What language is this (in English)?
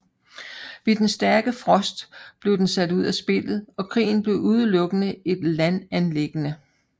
Danish